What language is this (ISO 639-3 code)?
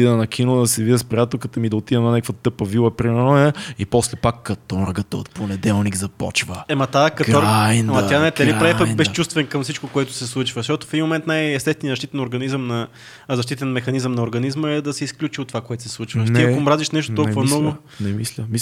bul